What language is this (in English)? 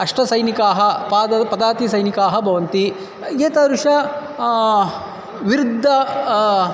Sanskrit